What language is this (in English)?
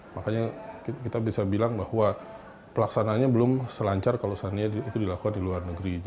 Indonesian